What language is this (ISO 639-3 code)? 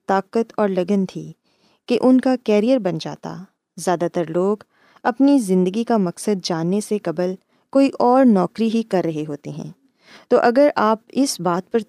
urd